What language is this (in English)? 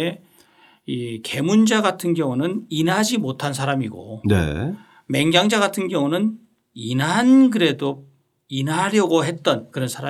Korean